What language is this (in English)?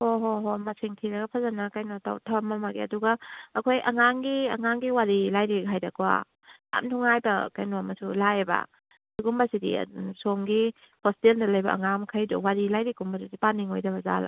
Manipuri